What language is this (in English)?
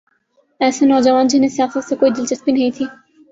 Urdu